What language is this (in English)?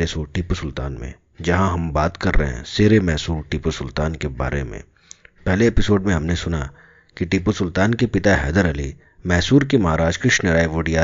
Hindi